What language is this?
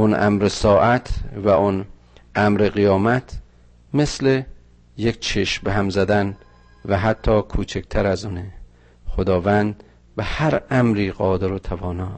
Persian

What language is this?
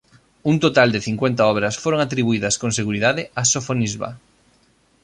Galician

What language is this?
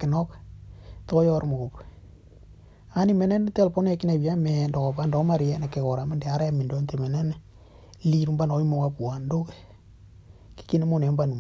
Indonesian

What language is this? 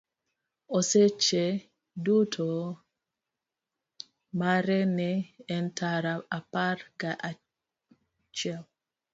Luo (Kenya and Tanzania)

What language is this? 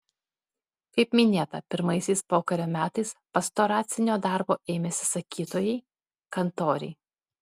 Lithuanian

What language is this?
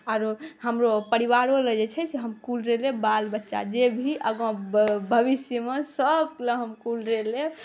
Maithili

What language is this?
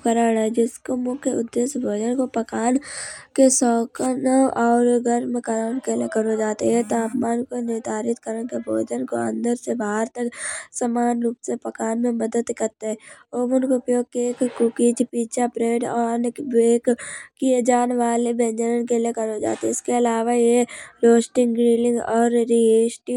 Kanauji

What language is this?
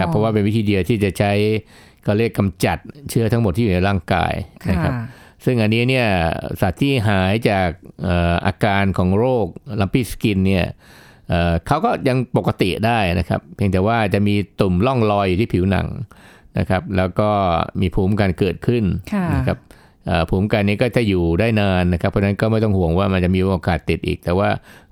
Thai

